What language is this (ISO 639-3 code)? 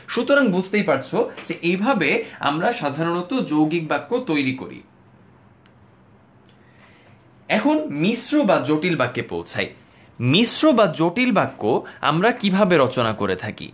ben